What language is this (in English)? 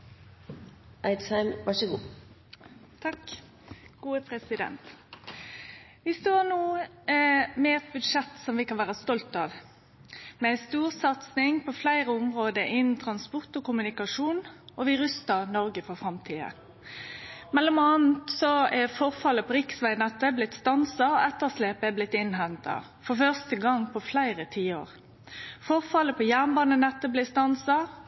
Norwegian